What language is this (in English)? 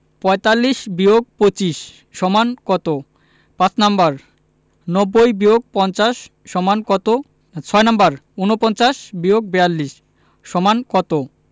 Bangla